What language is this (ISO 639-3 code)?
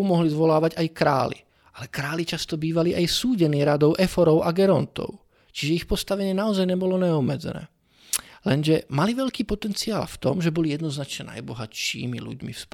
ces